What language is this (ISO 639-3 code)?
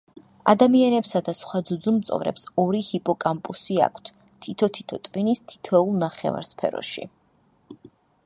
kat